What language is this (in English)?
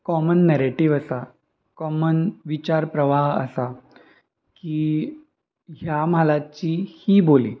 Konkani